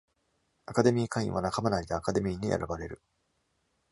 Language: Japanese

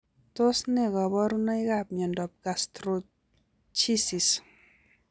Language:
Kalenjin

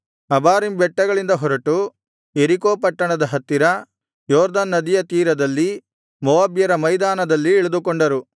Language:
Kannada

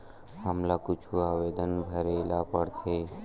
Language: Chhattisgarhi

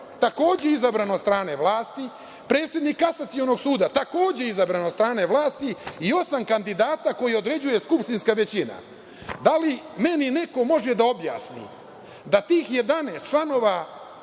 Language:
Serbian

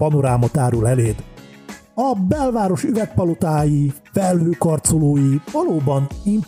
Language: Hungarian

